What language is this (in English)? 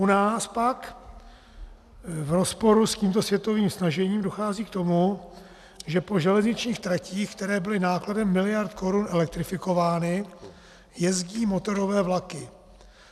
Czech